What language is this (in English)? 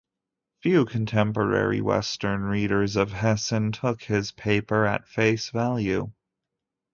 English